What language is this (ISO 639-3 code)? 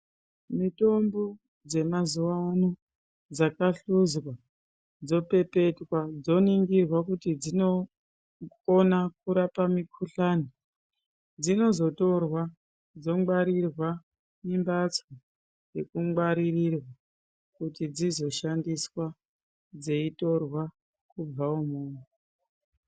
ndc